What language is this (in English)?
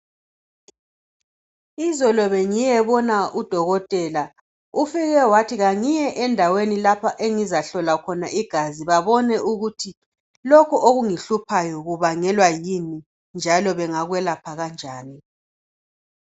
North Ndebele